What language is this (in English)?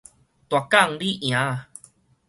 Min Nan Chinese